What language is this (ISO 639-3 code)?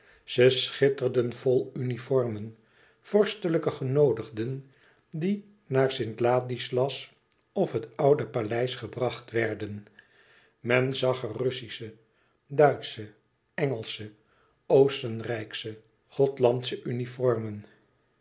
nld